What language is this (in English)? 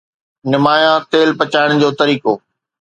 Sindhi